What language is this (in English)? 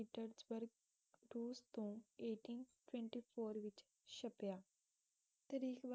Punjabi